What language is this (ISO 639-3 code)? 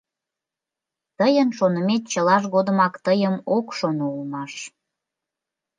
chm